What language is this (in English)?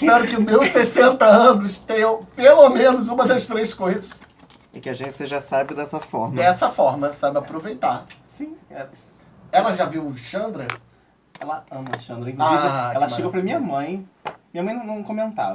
Portuguese